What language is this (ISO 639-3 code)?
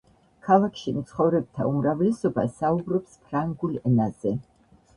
kat